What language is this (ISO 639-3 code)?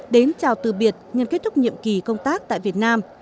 vie